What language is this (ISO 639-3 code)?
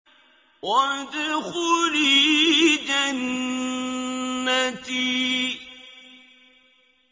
ara